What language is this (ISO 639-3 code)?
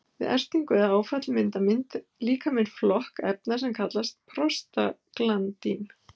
isl